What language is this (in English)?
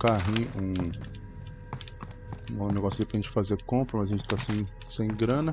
Portuguese